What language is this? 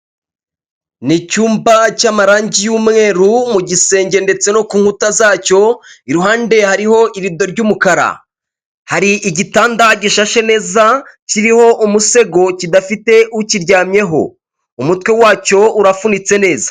Kinyarwanda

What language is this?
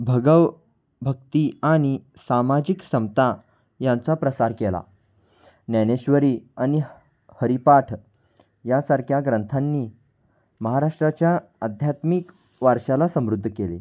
Marathi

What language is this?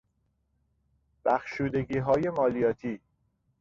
Persian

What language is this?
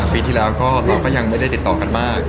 Thai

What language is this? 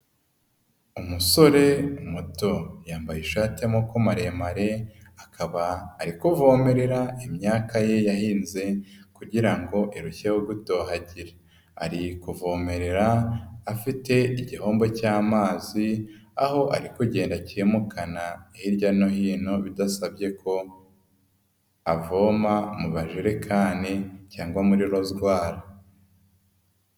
Kinyarwanda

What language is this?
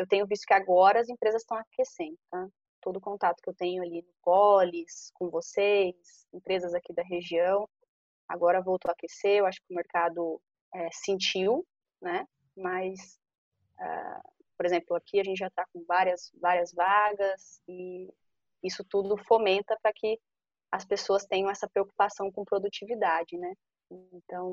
Portuguese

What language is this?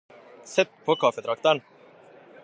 Norwegian Bokmål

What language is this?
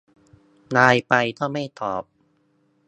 Thai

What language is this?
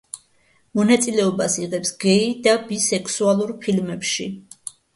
Georgian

